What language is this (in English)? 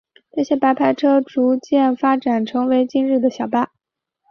Chinese